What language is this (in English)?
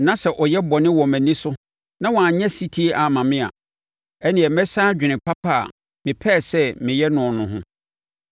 Akan